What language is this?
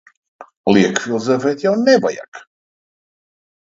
Latvian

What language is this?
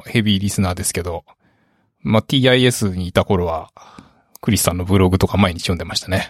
Japanese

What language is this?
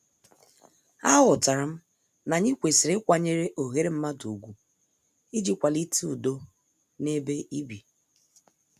Igbo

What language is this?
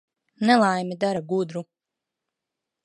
Latvian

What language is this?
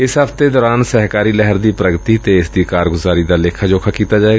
Punjabi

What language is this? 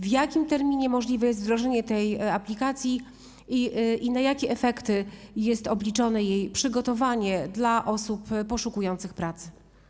Polish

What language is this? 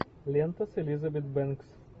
Russian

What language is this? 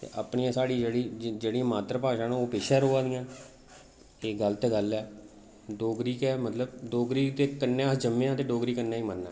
Dogri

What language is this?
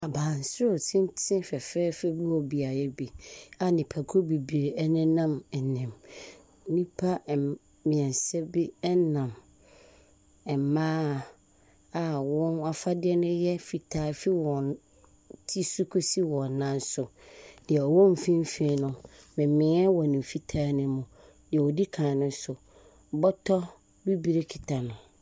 Akan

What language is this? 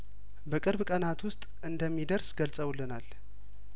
Amharic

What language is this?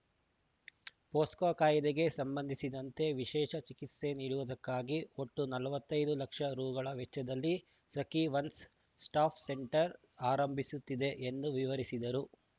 Kannada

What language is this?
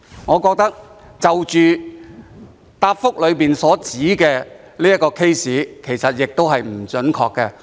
Cantonese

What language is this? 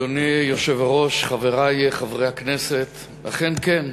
Hebrew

